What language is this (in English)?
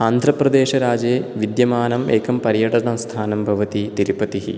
Sanskrit